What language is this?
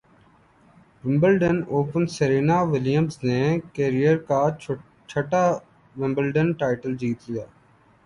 Urdu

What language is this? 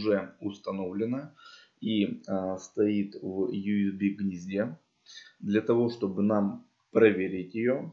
Russian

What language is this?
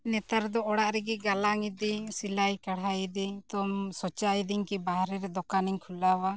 Santali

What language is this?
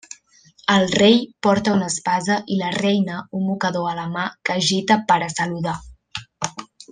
Catalan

